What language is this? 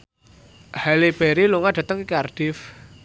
Javanese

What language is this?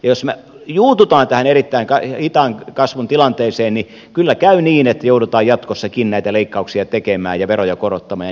Finnish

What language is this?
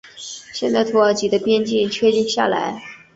Chinese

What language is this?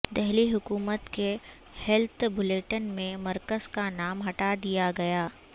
Urdu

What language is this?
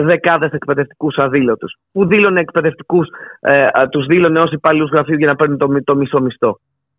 Greek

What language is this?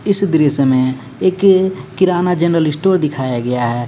Hindi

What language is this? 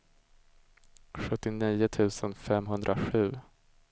Swedish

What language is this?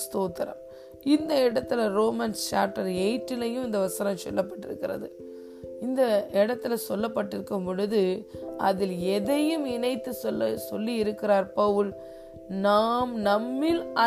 Tamil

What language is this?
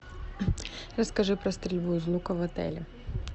Russian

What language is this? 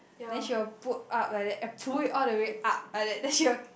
English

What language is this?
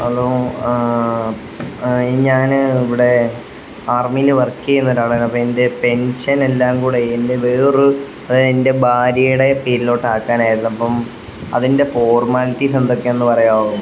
Malayalam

